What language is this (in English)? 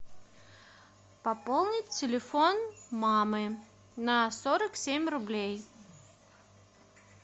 Russian